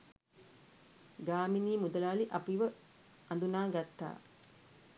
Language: Sinhala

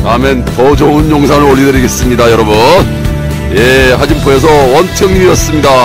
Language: Korean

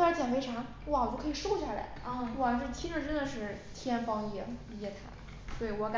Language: Chinese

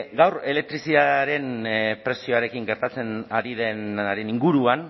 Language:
Basque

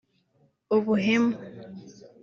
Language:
Kinyarwanda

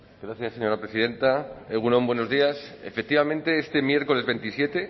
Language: Spanish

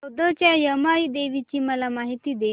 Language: Marathi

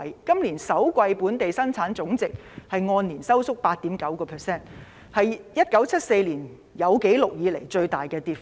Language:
Cantonese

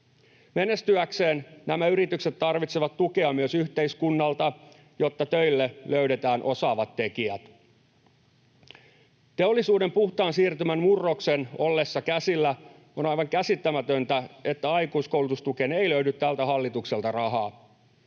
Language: Finnish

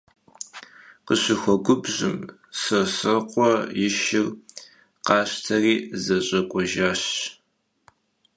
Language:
Kabardian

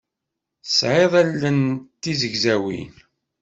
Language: Kabyle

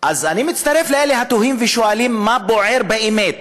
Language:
Hebrew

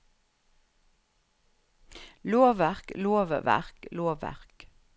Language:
Norwegian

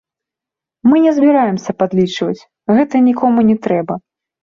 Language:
Belarusian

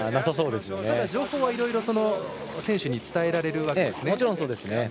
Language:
Japanese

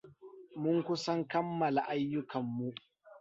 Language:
Hausa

